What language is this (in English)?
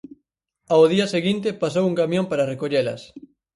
Galician